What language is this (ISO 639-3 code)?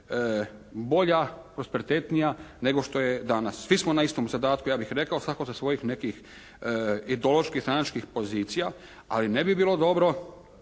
hrv